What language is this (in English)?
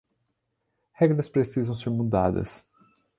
Portuguese